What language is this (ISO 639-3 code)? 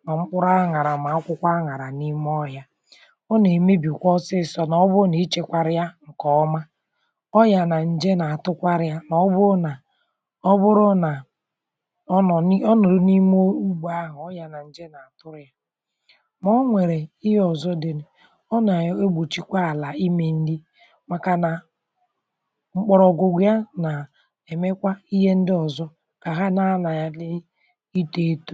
ibo